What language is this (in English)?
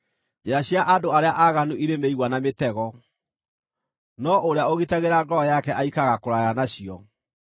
Kikuyu